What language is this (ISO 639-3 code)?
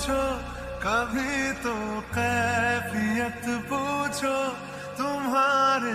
ara